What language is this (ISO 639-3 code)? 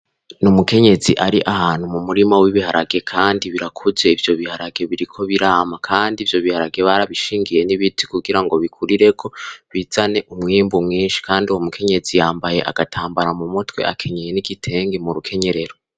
run